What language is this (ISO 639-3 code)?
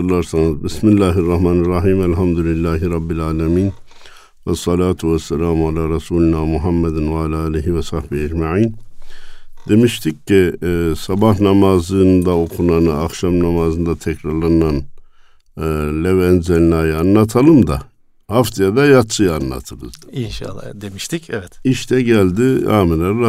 tur